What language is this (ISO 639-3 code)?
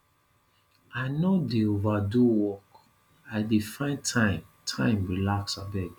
pcm